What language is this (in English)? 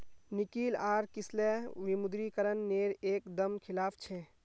Magahi